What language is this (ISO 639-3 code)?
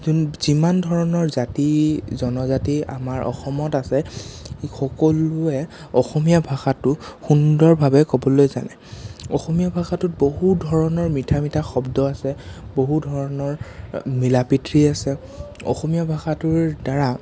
asm